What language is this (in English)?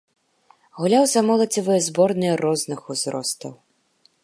Belarusian